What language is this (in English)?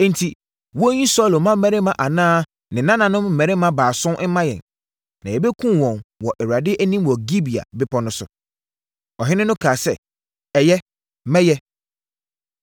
Akan